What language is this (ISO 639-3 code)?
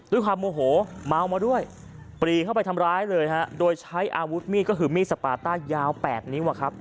tha